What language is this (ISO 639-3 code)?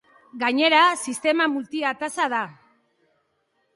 eus